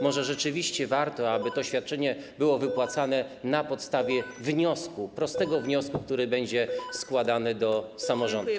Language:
Polish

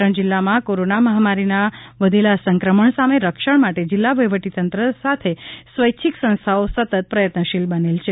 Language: Gujarati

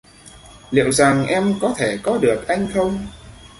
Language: Vietnamese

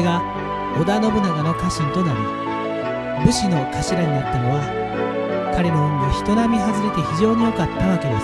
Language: Japanese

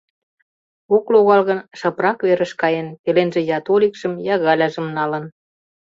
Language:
Mari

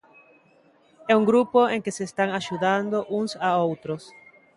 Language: Galician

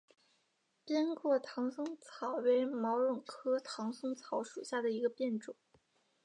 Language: Chinese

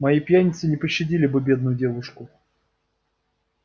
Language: Russian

